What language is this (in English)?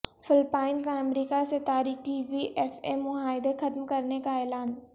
Urdu